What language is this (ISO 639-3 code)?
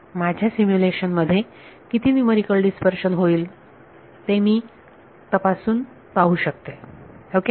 mar